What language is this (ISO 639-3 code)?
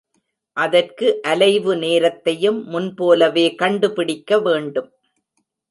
tam